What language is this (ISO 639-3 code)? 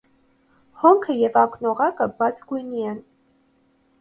hye